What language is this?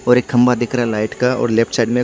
Hindi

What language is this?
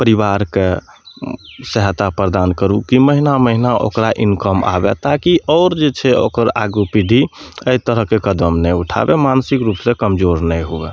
Maithili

